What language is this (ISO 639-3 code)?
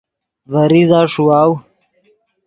ydg